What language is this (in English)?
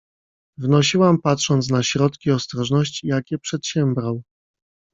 Polish